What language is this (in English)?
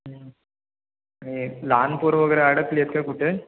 Marathi